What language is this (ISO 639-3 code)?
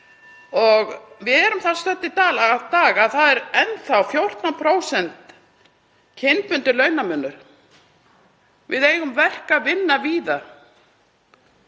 isl